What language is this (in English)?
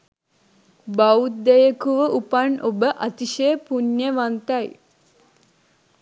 Sinhala